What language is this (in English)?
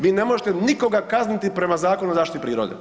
Croatian